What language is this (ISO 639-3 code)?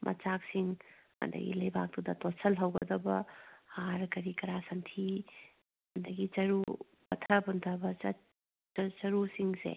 mni